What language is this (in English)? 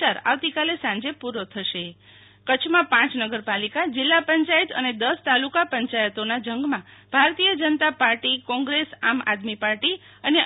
Gujarati